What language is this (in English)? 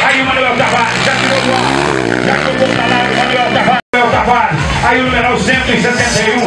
Portuguese